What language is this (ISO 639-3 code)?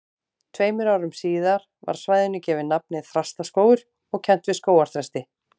isl